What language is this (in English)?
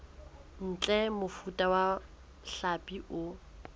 Southern Sotho